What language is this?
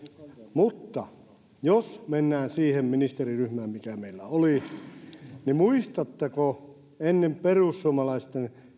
Finnish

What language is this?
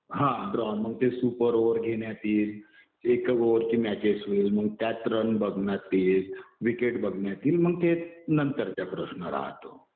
Marathi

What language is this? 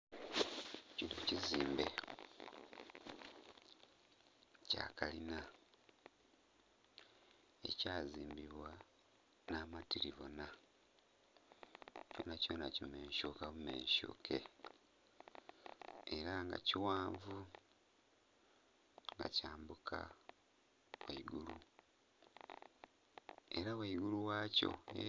Soga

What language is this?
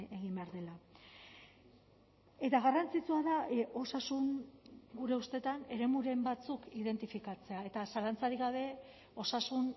Basque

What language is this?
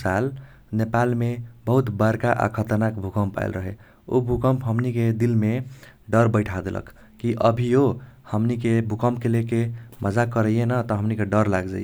Kochila Tharu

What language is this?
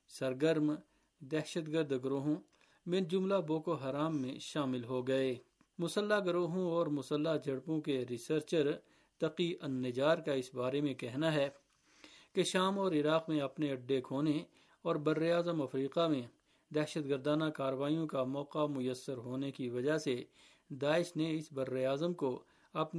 Urdu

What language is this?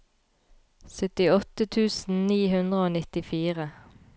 Norwegian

